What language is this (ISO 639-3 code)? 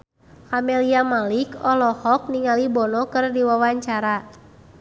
sun